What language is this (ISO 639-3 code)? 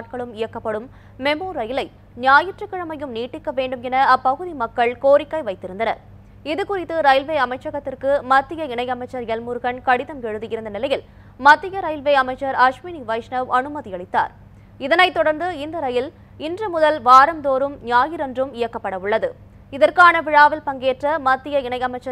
tha